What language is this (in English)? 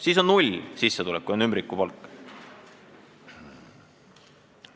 Estonian